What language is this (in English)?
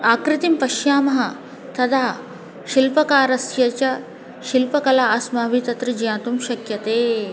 Sanskrit